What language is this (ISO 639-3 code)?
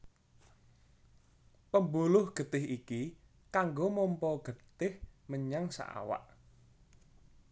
jav